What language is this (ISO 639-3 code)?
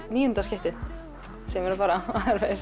isl